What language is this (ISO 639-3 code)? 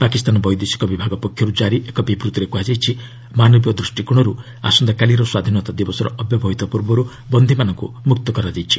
ori